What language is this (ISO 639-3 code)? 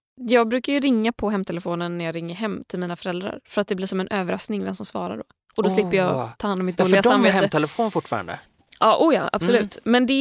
swe